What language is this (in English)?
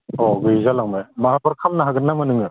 Bodo